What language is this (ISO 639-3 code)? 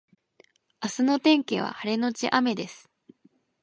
jpn